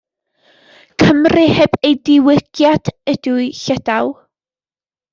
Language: Welsh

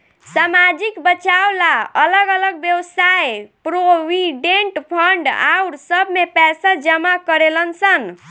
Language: Bhojpuri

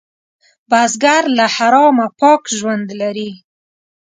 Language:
Pashto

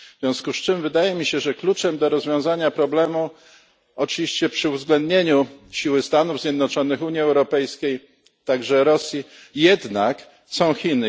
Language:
Polish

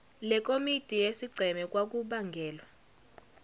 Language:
Zulu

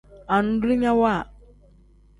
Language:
Tem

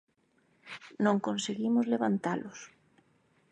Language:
Galician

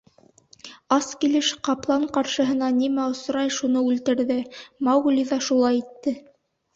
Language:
Bashkir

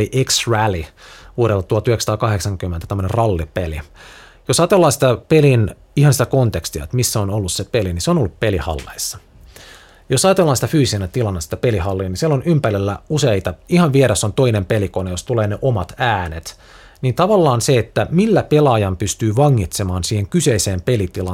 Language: Finnish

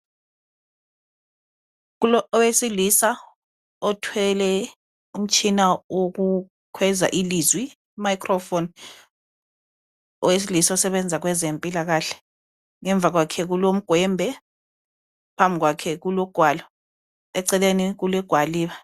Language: North Ndebele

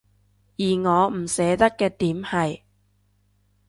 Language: Cantonese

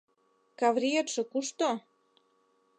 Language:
Mari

